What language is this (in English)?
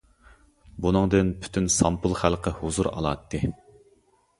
Uyghur